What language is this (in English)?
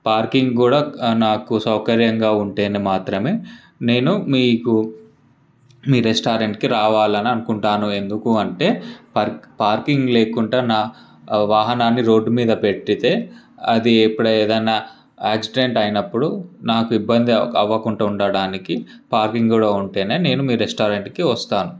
Telugu